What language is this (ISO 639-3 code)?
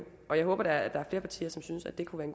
dan